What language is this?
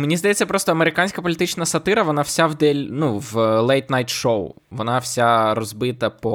Ukrainian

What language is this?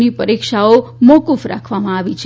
Gujarati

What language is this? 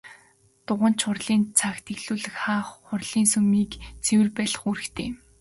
Mongolian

